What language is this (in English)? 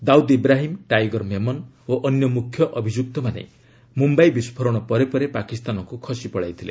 Odia